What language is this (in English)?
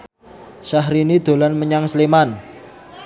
Javanese